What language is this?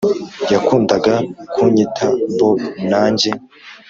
Kinyarwanda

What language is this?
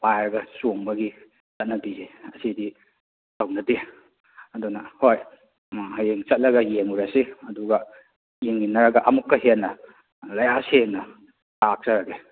Manipuri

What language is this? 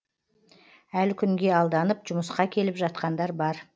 Kazakh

